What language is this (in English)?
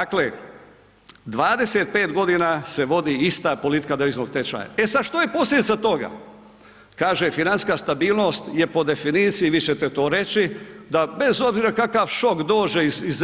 Croatian